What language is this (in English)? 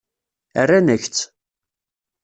Kabyle